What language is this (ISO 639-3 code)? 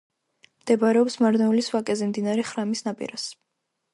kat